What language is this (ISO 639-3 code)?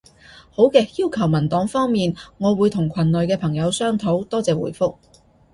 yue